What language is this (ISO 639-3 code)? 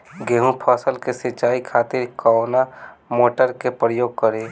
bho